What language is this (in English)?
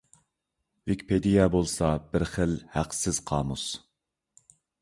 Uyghur